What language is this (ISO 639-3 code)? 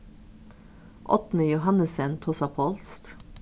fao